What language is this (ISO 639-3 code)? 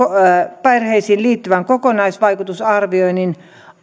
fin